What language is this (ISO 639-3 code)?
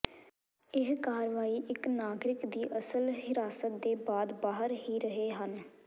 pan